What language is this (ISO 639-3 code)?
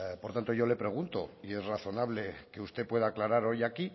spa